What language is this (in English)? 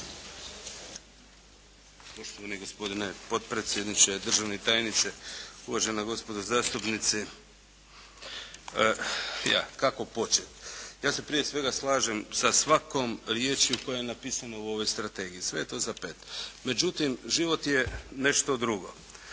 Croatian